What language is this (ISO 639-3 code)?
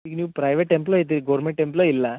kan